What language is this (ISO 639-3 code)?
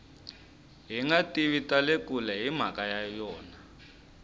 tso